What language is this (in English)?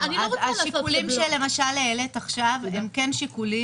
Hebrew